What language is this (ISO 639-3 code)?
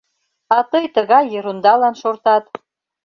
chm